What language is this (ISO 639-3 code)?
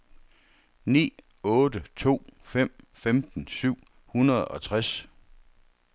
dan